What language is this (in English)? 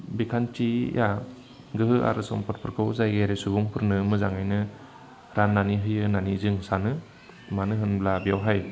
Bodo